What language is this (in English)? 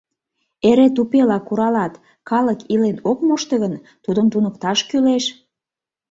Mari